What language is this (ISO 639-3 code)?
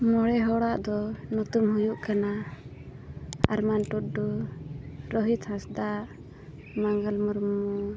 sat